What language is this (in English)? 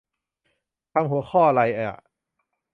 Thai